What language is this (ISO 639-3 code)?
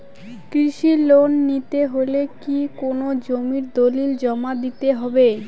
ben